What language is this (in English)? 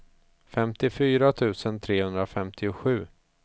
Swedish